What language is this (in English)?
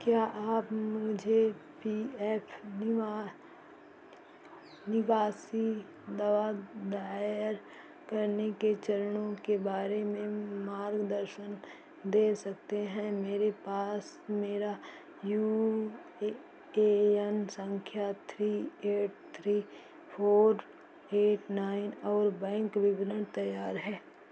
Hindi